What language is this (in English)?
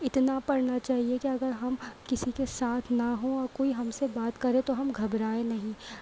Urdu